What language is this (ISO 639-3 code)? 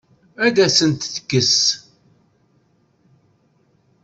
kab